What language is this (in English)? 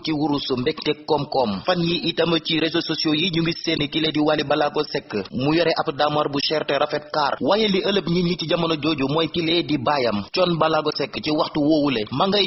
Indonesian